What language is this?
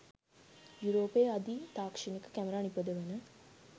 Sinhala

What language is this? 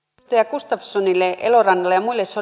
Finnish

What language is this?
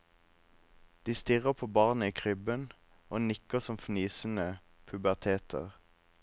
Norwegian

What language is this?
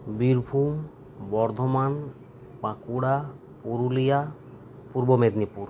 Santali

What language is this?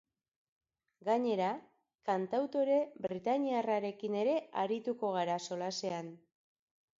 Basque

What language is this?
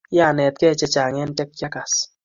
Kalenjin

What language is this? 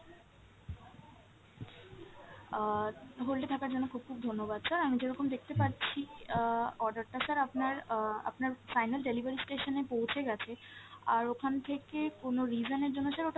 Bangla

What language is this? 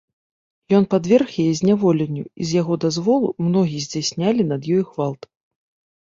Belarusian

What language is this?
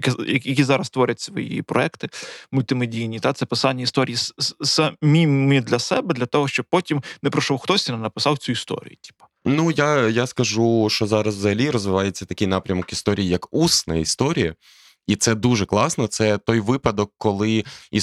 Ukrainian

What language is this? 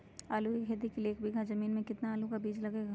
Magahi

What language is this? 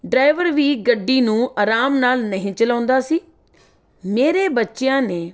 Punjabi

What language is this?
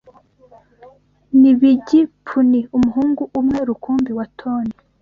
Kinyarwanda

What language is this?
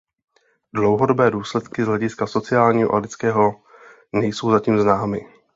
Czech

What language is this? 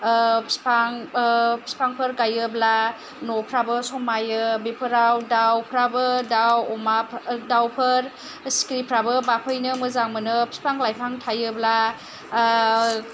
Bodo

